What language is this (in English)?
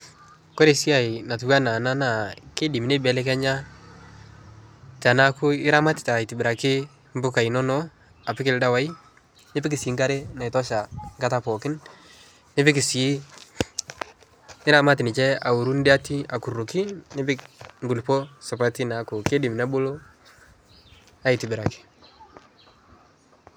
Masai